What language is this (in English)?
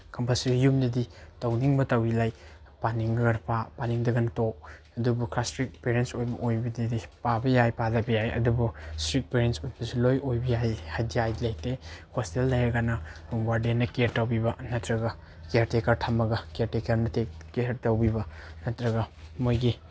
Manipuri